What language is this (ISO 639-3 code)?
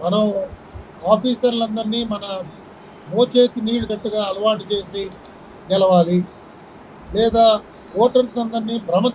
tel